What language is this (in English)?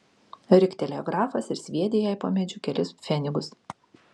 Lithuanian